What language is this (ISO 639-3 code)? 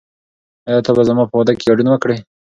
pus